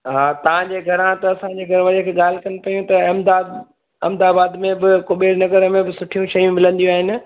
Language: Sindhi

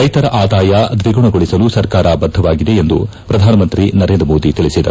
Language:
Kannada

